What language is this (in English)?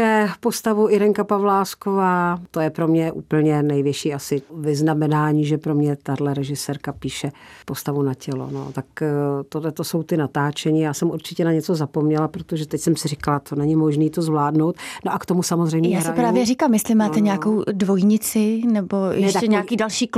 Czech